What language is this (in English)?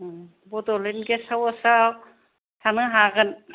Bodo